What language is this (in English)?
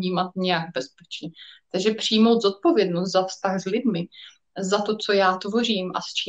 Czech